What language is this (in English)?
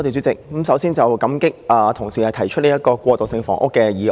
Cantonese